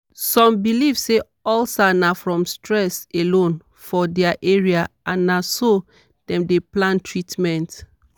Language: Nigerian Pidgin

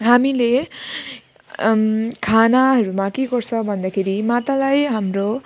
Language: Nepali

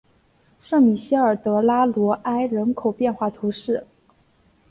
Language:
Chinese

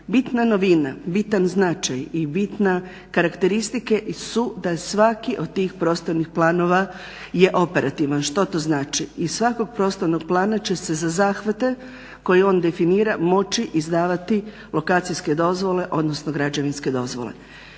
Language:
Croatian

